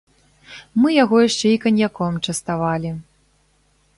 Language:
Belarusian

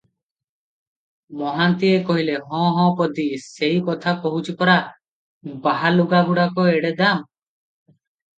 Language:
Odia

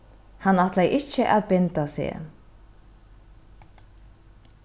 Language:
Faroese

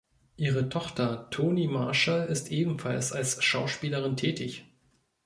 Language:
German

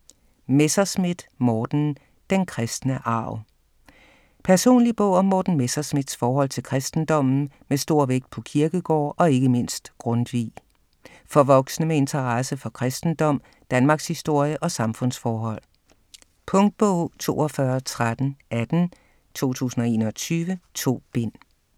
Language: Danish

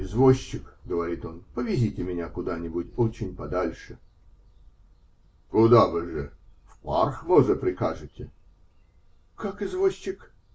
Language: Russian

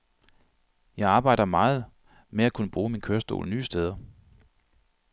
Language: Danish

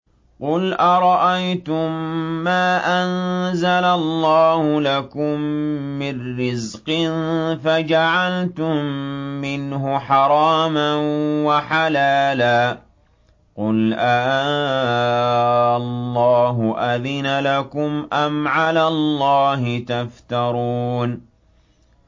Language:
Arabic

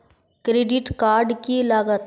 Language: Magahi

